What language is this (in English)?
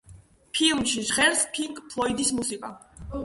Georgian